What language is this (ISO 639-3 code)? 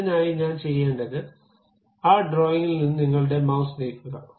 mal